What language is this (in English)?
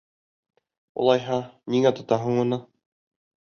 Bashkir